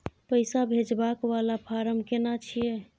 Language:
Maithili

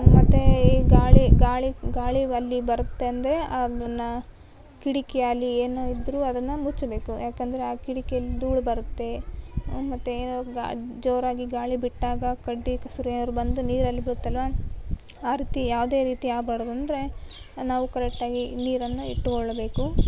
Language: Kannada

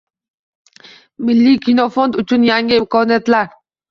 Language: Uzbek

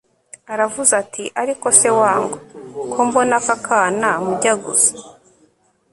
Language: Kinyarwanda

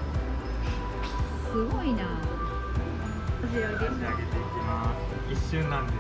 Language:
Japanese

